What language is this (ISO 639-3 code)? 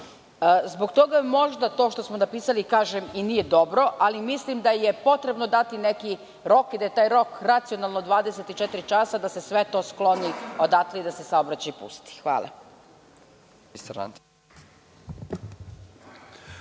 srp